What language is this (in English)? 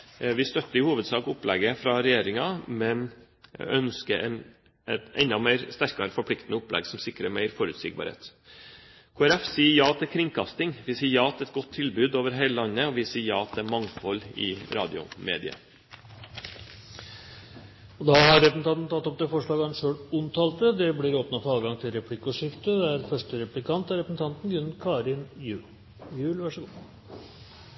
Norwegian Bokmål